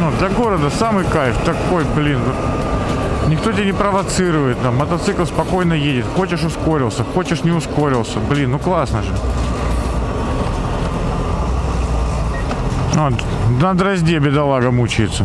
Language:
Russian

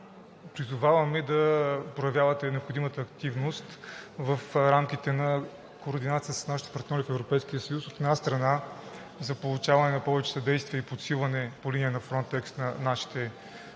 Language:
Bulgarian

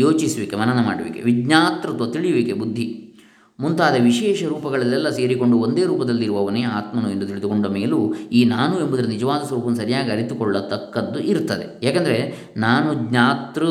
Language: Kannada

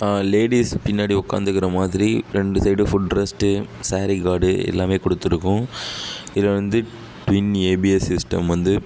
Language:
Tamil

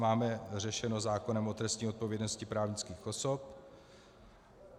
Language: Czech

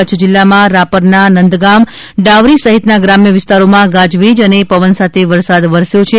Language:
Gujarati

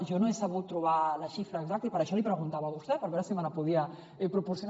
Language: Catalan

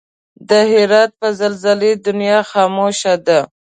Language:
Pashto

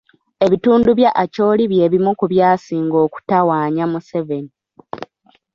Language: Ganda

